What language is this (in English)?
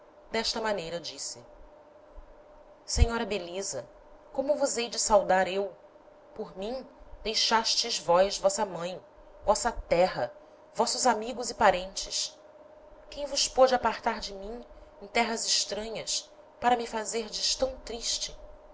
Portuguese